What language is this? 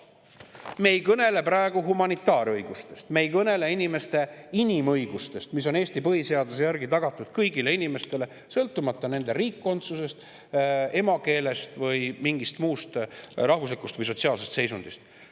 Estonian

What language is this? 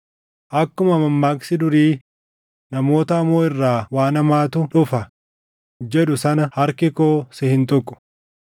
Oromo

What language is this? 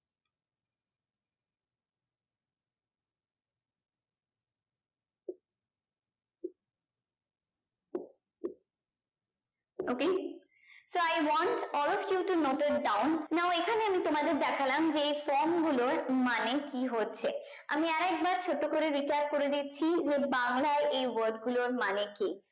Bangla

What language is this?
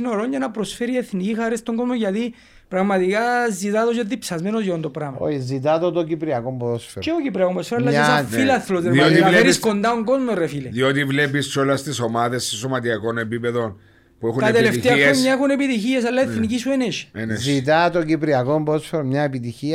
Greek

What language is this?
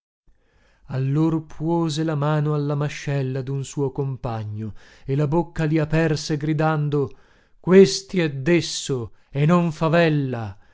Italian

